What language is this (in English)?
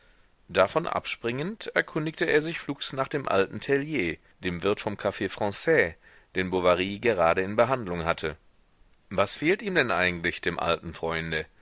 German